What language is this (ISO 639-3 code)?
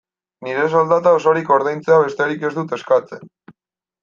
eus